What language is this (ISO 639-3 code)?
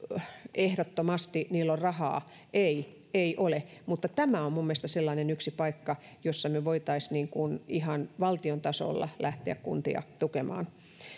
fin